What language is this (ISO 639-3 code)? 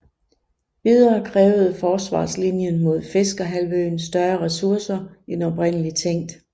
dan